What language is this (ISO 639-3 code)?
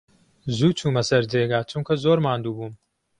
ckb